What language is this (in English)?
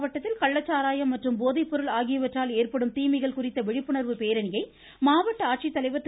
Tamil